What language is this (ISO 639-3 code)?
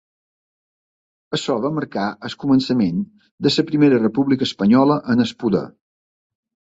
cat